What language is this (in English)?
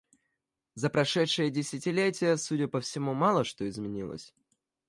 Russian